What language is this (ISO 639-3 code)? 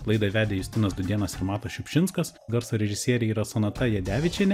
lit